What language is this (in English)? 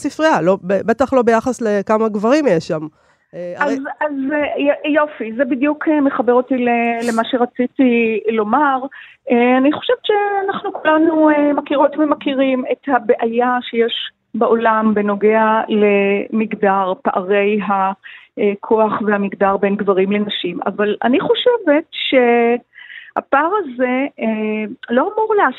Hebrew